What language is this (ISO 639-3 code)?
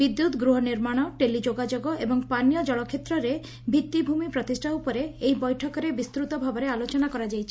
ori